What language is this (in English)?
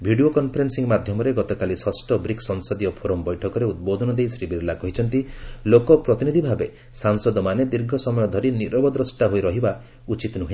Odia